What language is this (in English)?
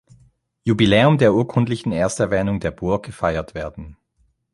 German